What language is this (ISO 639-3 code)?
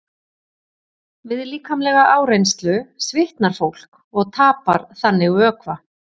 isl